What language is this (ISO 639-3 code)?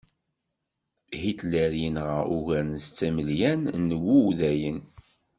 kab